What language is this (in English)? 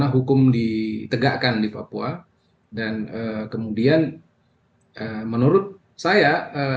Indonesian